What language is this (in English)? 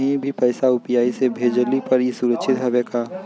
Bhojpuri